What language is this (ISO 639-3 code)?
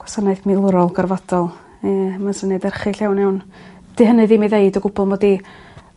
cym